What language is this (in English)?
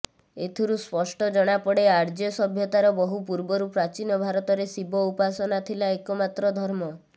Odia